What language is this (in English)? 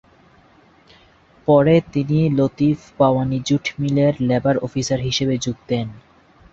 Bangla